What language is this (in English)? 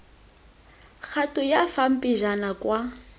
Tswana